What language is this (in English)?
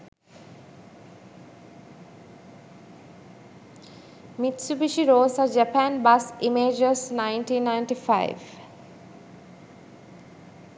Sinhala